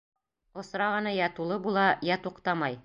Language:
Bashkir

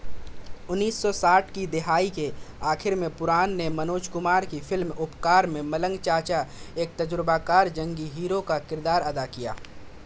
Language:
Urdu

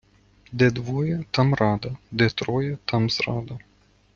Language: Ukrainian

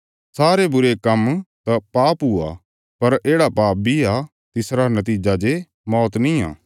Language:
Bilaspuri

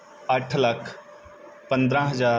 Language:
Punjabi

